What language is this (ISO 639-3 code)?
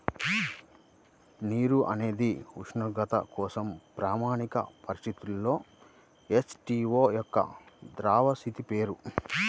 tel